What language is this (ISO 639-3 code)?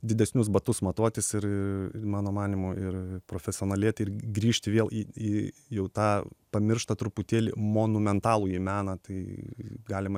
lit